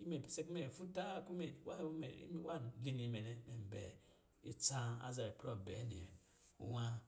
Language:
Lijili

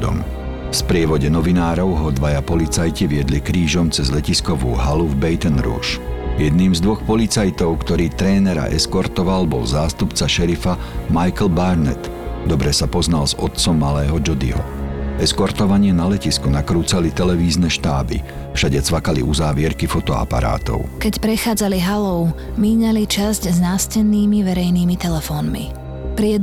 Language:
Slovak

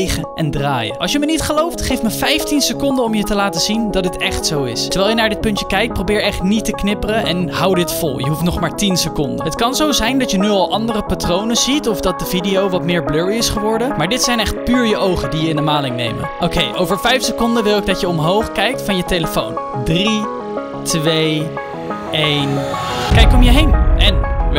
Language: Dutch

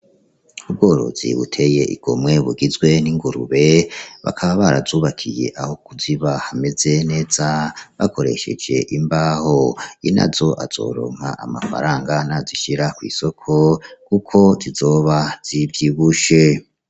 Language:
Rundi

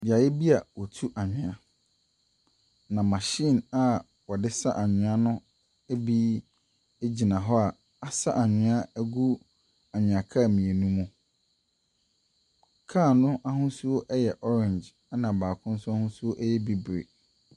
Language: Akan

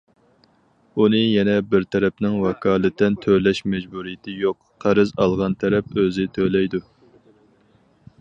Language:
Uyghur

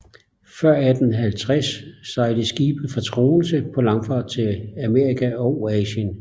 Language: Danish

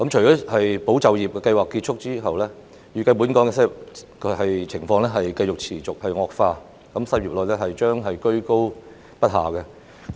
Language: Cantonese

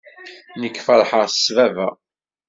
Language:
Kabyle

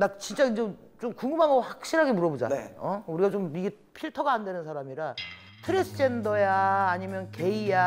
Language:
Korean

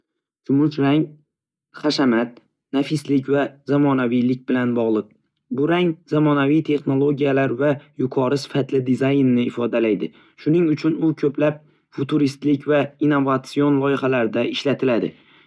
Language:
Uzbek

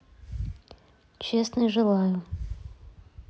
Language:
Russian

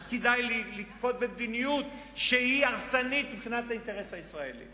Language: Hebrew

